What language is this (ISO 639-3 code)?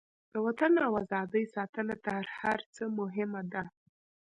pus